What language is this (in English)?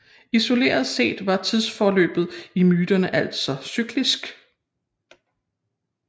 Danish